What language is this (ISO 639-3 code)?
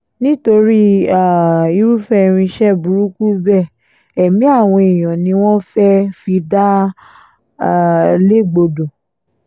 yor